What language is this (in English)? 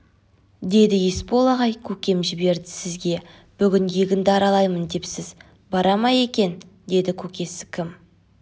Kazakh